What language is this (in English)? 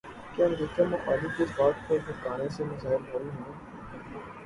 Urdu